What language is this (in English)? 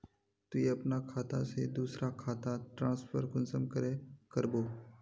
Magahi